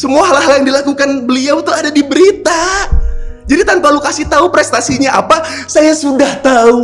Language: Indonesian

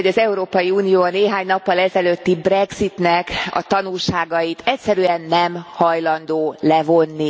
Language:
Hungarian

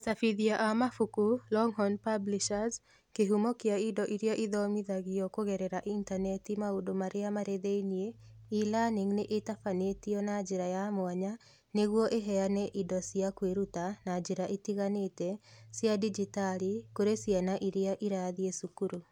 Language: Kikuyu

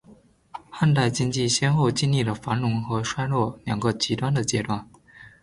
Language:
Chinese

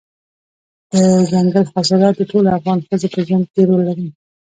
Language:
Pashto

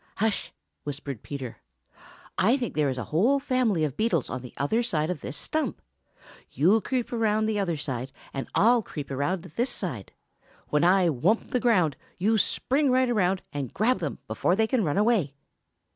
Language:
English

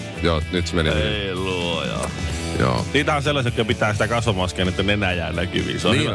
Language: Finnish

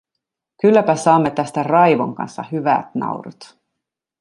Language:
Finnish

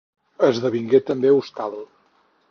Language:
Catalan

